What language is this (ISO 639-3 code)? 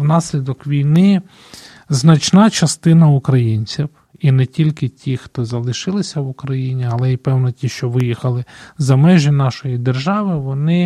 ukr